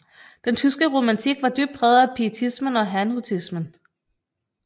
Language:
Danish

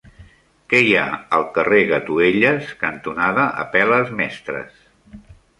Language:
Catalan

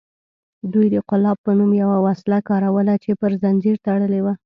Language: Pashto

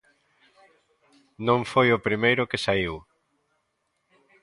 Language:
Galician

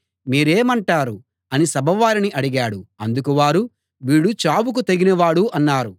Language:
Telugu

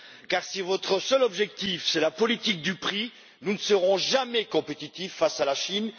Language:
French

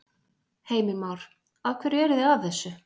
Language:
Icelandic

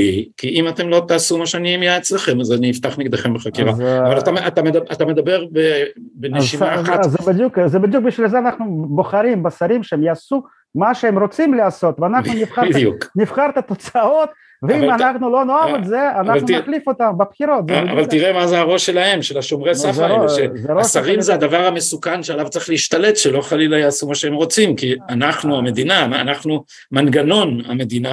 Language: Hebrew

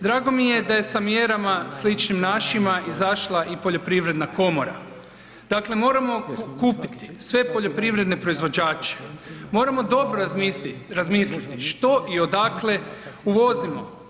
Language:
Croatian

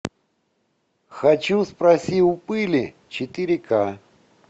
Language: Russian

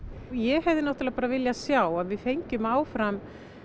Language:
Icelandic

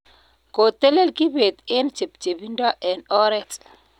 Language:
Kalenjin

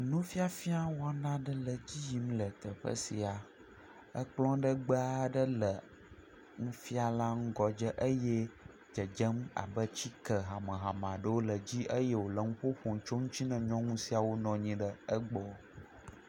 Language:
Ewe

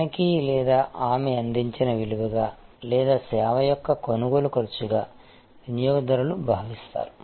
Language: Telugu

